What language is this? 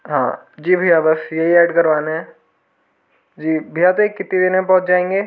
Hindi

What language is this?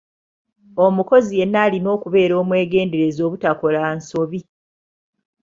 Ganda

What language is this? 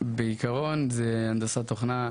Hebrew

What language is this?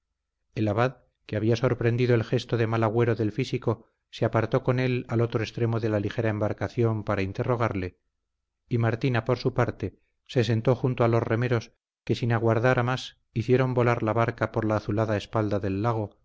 Spanish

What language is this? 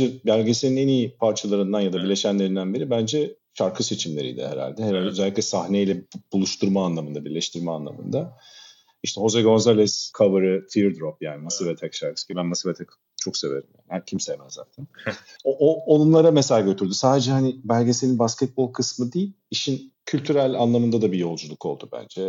Turkish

